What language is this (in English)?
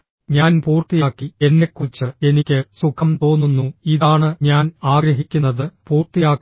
Malayalam